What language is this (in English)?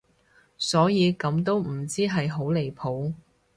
Cantonese